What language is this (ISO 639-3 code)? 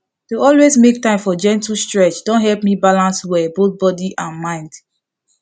pcm